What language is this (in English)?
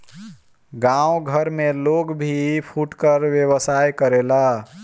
Bhojpuri